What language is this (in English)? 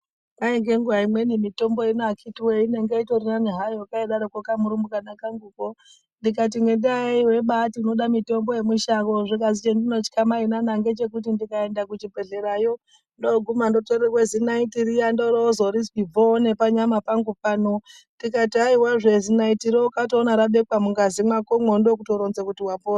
Ndau